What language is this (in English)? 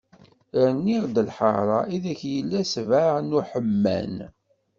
Kabyle